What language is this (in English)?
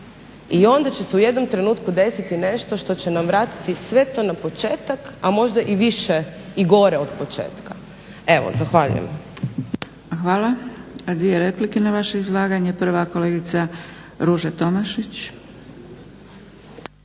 Croatian